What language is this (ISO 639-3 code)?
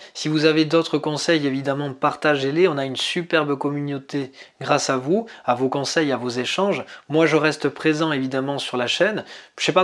fra